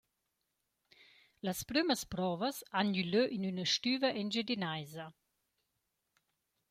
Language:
Romansh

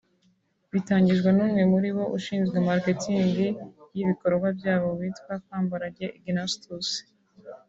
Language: Kinyarwanda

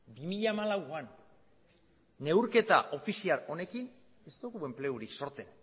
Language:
Basque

